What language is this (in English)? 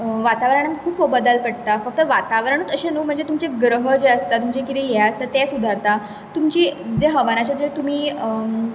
Konkani